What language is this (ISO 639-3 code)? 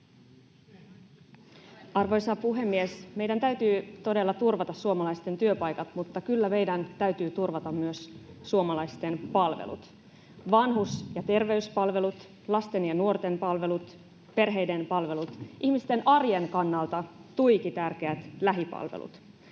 fin